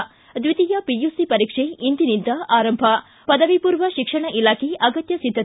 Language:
Kannada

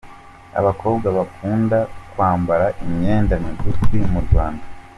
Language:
Kinyarwanda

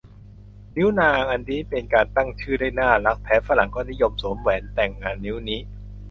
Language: Thai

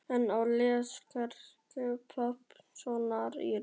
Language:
Icelandic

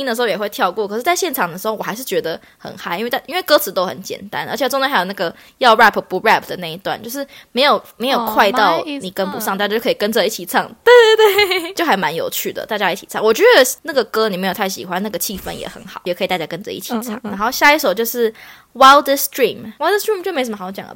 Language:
Chinese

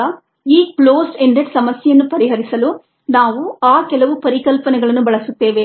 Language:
Kannada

